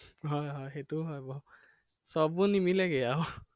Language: Assamese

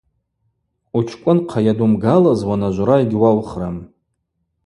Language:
Abaza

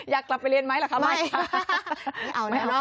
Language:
Thai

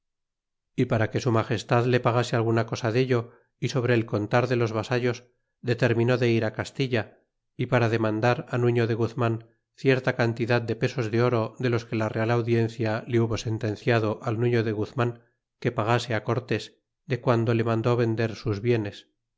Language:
Spanish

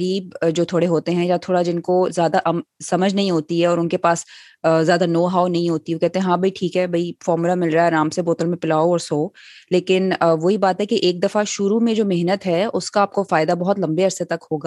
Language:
Urdu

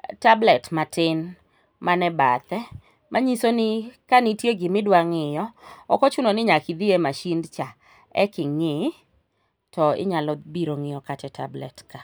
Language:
Luo (Kenya and Tanzania)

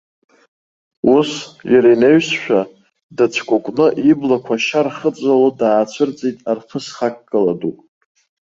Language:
Abkhazian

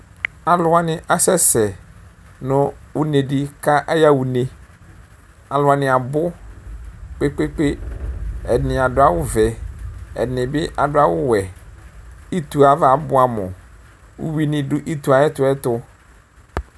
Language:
Ikposo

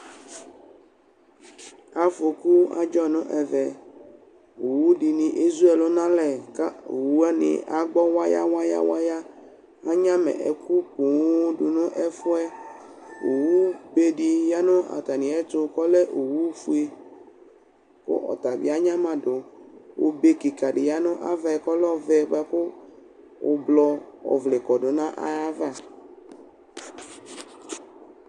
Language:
Ikposo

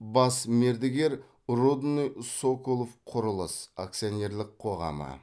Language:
Kazakh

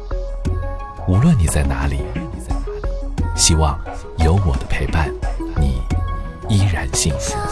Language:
Chinese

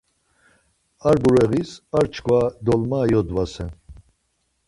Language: Laz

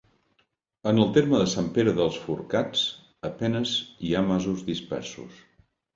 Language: Catalan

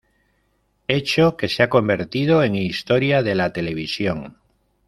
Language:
Spanish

